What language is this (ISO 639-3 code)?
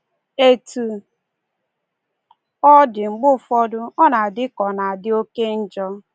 ibo